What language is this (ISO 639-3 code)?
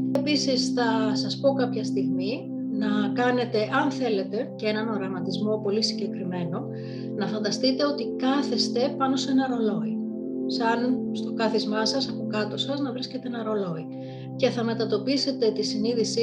ell